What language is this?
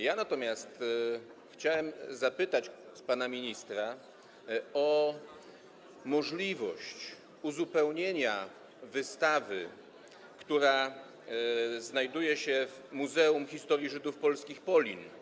Polish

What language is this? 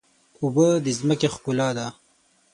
Pashto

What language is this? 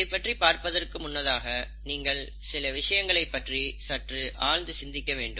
Tamil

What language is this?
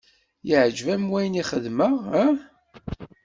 Kabyle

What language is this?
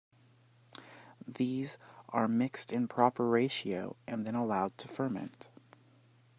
English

